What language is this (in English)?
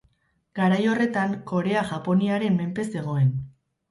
Basque